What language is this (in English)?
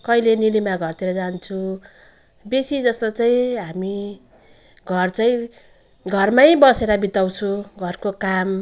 Nepali